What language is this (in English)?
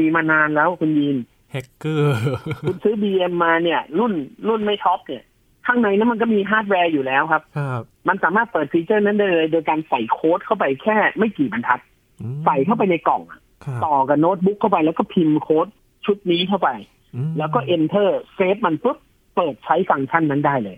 Thai